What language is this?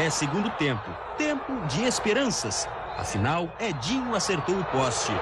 Portuguese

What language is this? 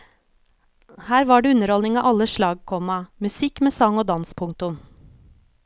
Norwegian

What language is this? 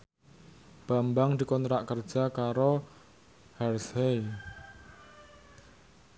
Javanese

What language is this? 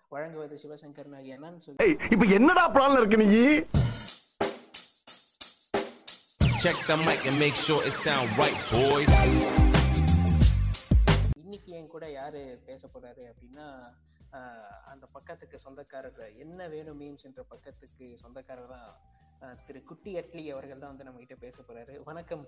Tamil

